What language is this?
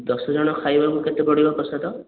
Odia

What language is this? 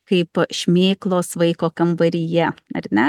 Lithuanian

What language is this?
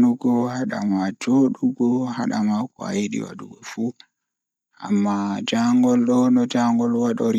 Fula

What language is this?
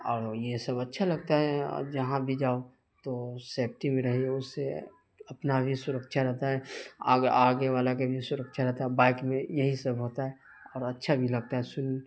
Urdu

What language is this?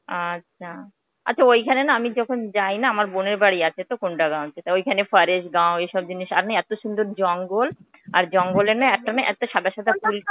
Bangla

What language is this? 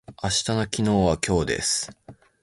Japanese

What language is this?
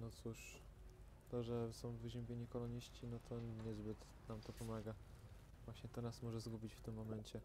Polish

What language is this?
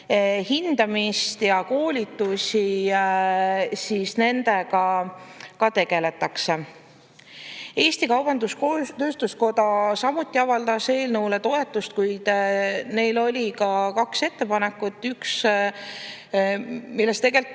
Estonian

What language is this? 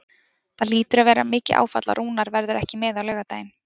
Icelandic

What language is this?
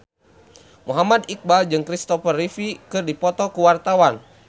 Sundanese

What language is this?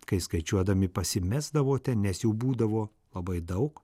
Lithuanian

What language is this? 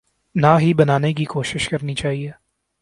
Urdu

